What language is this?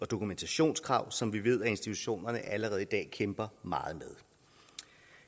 Danish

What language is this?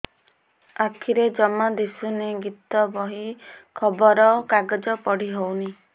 Odia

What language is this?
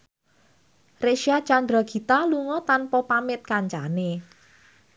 Javanese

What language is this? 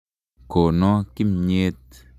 Kalenjin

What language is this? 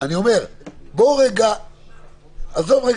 Hebrew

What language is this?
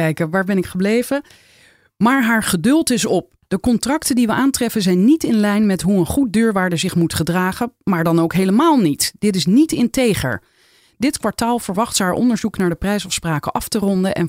Dutch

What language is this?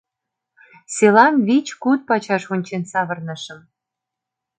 Mari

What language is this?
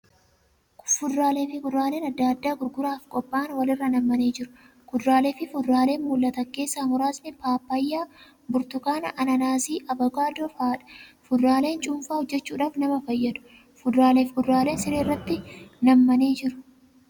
Oromo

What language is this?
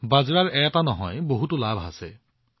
Assamese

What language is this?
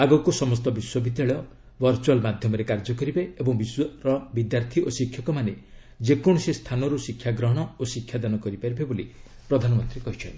Odia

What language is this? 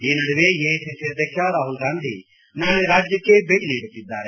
Kannada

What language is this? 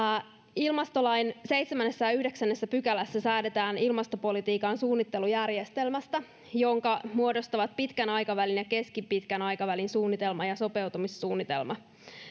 Finnish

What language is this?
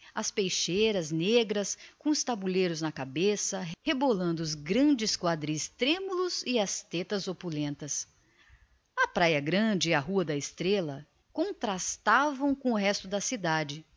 Portuguese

